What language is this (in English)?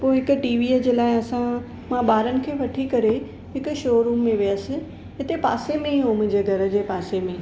Sindhi